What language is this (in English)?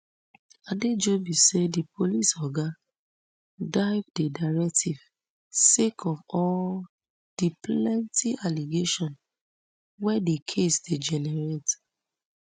Nigerian Pidgin